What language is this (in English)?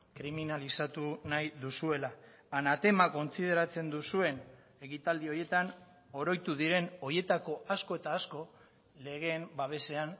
Basque